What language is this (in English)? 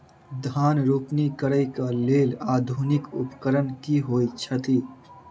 Maithili